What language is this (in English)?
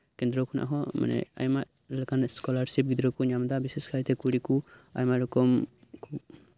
Santali